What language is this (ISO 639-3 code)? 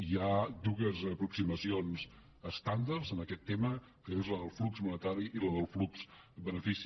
cat